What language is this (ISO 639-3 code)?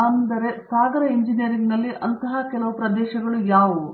kan